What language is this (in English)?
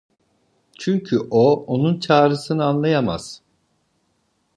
Turkish